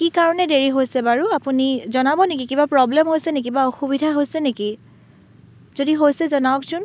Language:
Assamese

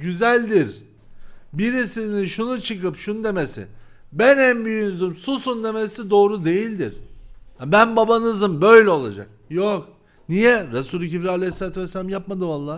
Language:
Turkish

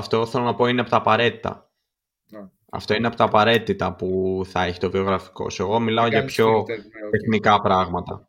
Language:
Greek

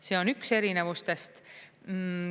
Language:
Estonian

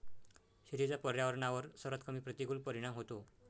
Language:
Marathi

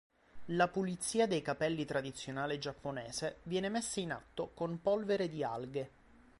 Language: Italian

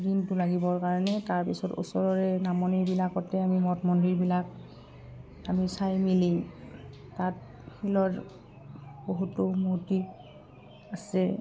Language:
Assamese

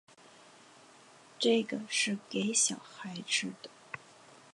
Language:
Chinese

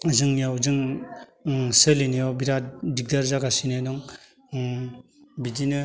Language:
Bodo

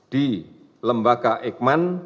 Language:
Indonesian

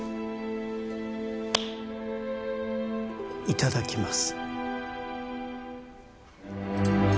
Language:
Japanese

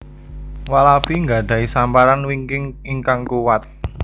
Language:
Javanese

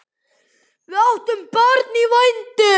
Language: Icelandic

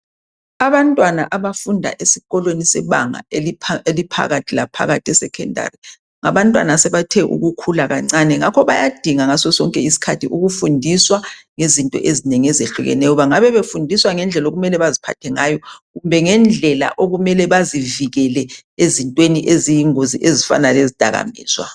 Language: North Ndebele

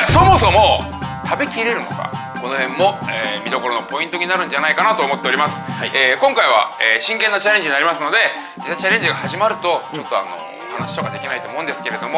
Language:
Japanese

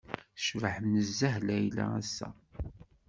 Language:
Kabyle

